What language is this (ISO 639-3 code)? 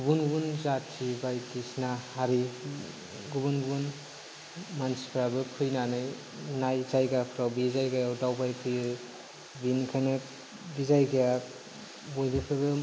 brx